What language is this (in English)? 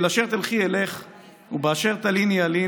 Hebrew